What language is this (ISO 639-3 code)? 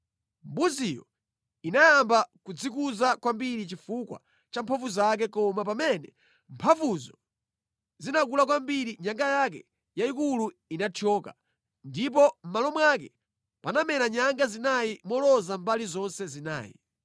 nya